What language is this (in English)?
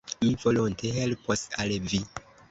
Esperanto